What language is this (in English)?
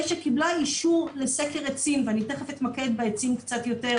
Hebrew